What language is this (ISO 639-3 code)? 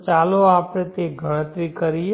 guj